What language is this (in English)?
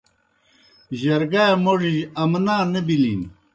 Kohistani Shina